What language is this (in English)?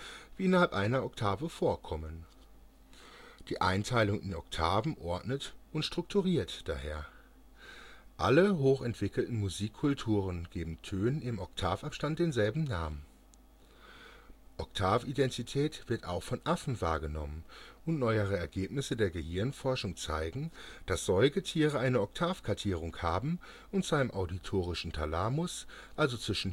German